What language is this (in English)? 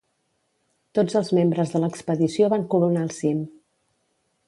Catalan